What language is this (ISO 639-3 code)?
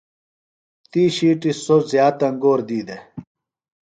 phl